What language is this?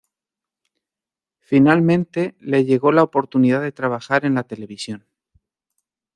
Spanish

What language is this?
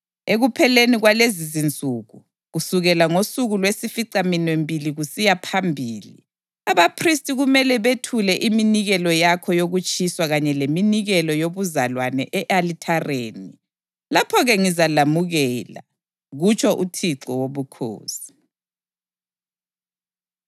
North Ndebele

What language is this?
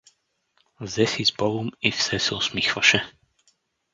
Bulgarian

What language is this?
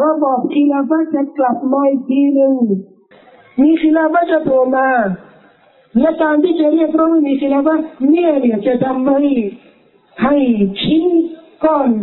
Thai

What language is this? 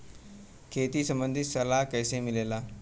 Bhojpuri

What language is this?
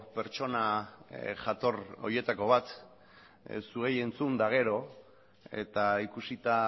Basque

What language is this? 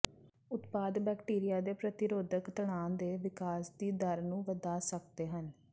Punjabi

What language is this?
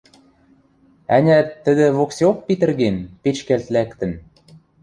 Western Mari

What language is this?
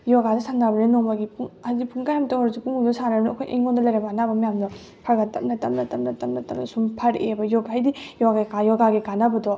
Manipuri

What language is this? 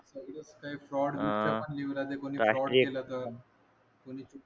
Marathi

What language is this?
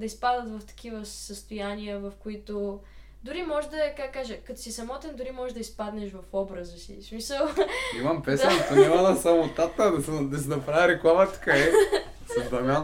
Bulgarian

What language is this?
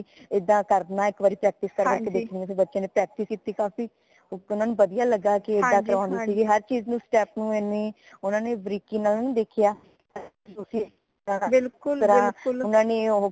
Punjabi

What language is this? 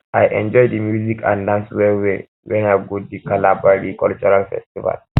Nigerian Pidgin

